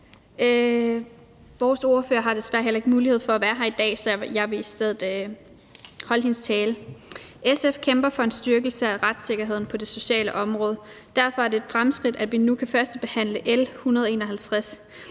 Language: Danish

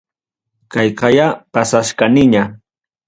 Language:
Ayacucho Quechua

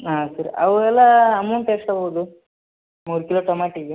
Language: Kannada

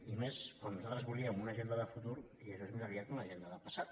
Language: Catalan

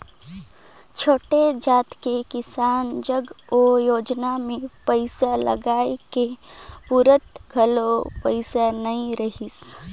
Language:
Chhattisgarhi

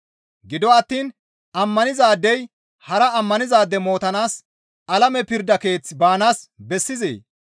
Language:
Gamo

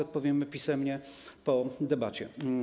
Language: Polish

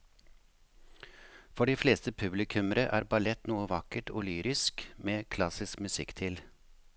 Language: Norwegian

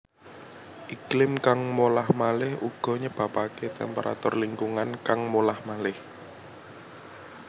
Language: Javanese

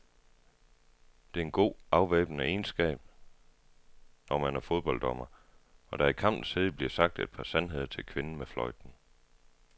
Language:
Danish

